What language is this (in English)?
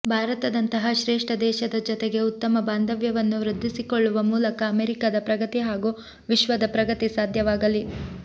Kannada